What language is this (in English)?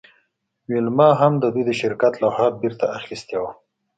Pashto